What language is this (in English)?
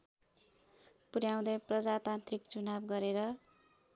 Nepali